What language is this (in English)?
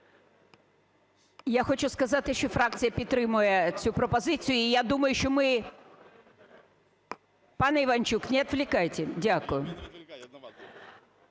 Ukrainian